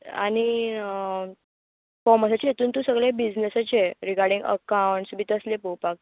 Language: Konkani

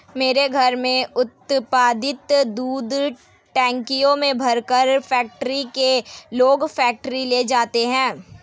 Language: Hindi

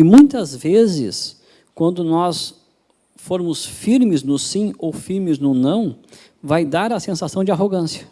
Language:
Portuguese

